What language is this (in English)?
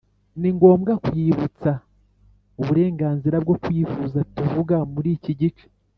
Kinyarwanda